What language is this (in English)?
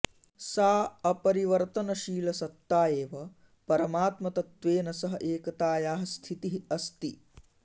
Sanskrit